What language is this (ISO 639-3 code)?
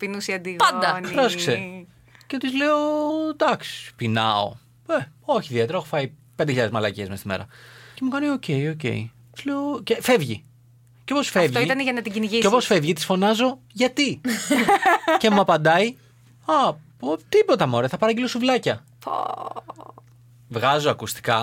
ell